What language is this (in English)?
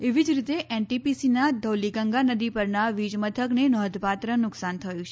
Gujarati